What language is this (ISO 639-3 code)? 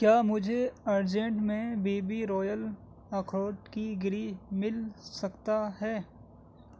urd